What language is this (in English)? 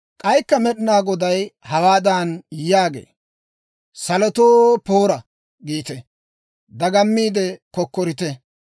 Dawro